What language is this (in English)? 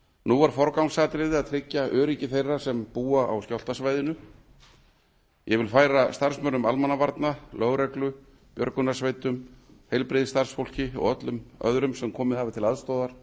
Icelandic